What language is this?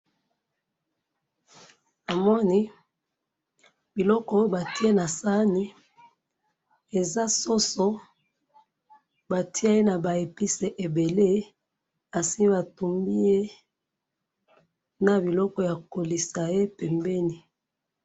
Lingala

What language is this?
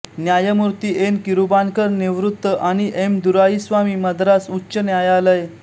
Marathi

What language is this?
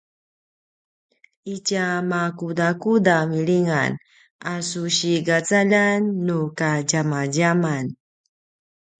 Paiwan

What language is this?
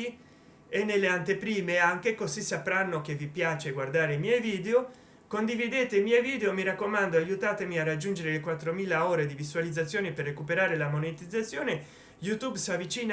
Italian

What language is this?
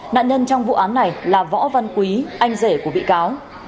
Vietnamese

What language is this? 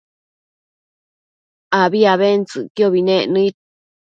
Matsés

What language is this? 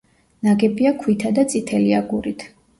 Georgian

